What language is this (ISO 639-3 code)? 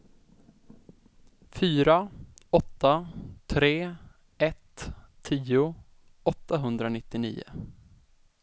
swe